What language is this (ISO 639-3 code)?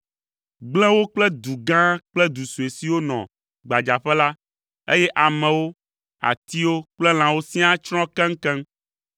ewe